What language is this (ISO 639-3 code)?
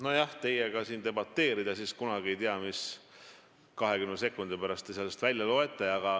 est